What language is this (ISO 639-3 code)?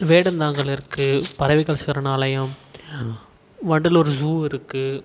tam